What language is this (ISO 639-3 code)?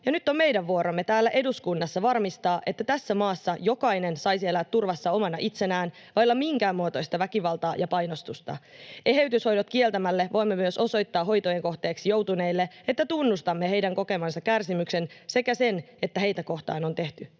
fin